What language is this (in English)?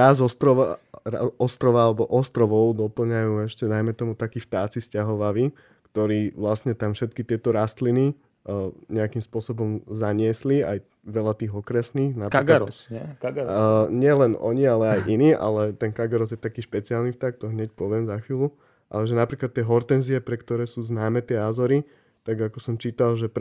Slovak